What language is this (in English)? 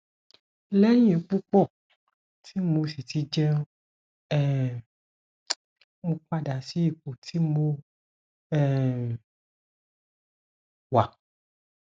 Yoruba